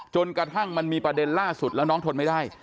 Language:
Thai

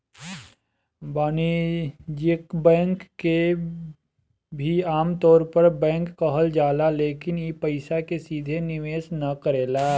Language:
Bhojpuri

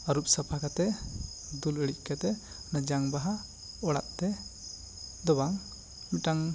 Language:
Santali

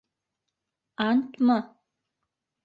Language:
Bashkir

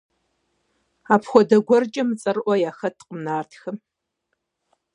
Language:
Kabardian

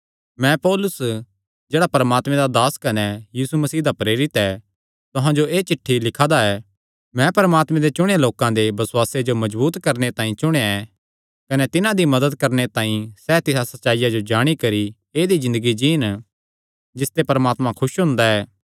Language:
Kangri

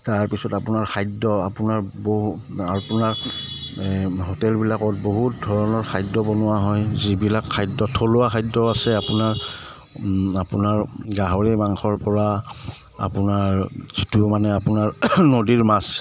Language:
Assamese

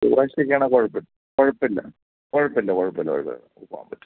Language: Malayalam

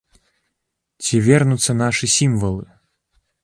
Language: Belarusian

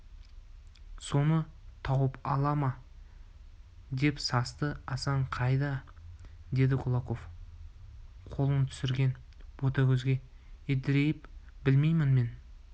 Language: Kazakh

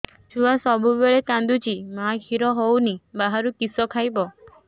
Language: Odia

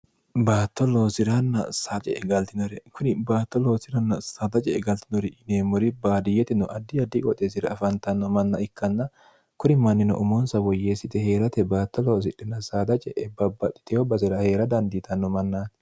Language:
Sidamo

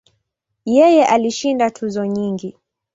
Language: Swahili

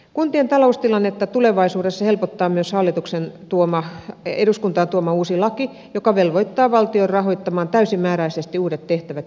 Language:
Finnish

